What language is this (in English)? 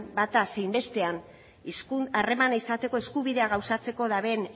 Basque